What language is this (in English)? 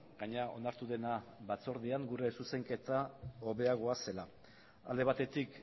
Basque